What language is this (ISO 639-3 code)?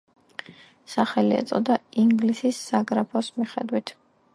kat